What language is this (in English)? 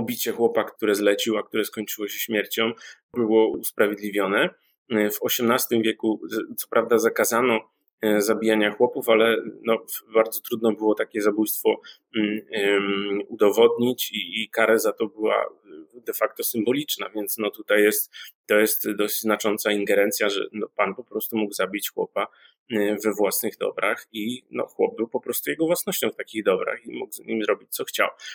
Polish